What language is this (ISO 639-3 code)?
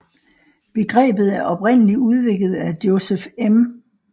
dan